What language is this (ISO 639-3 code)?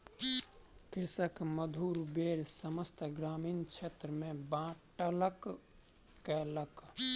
mai